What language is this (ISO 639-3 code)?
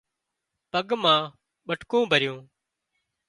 kxp